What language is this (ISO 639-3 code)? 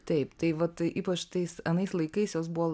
lit